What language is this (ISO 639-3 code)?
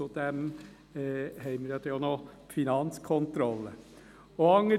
gsw